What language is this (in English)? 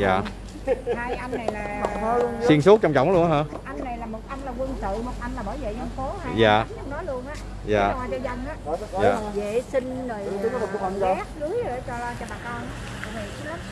Vietnamese